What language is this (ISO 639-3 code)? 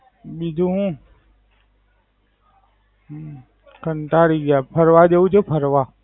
guj